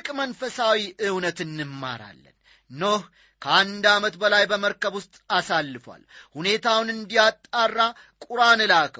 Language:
Amharic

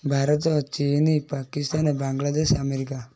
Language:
Odia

